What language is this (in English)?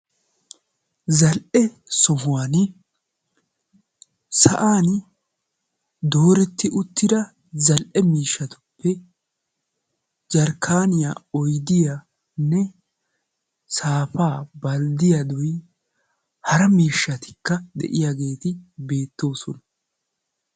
Wolaytta